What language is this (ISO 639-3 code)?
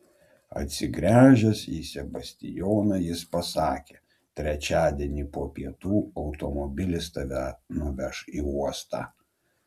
lit